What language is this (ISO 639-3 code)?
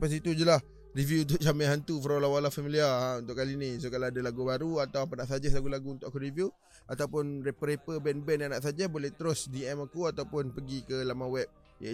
msa